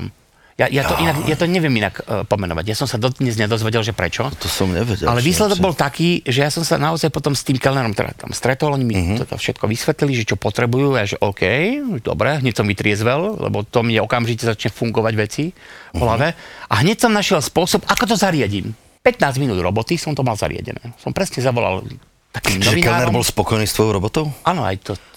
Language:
Slovak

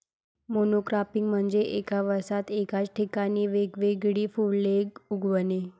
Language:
Marathi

